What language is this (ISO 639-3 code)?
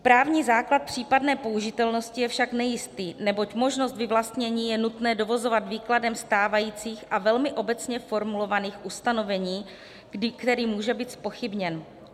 ces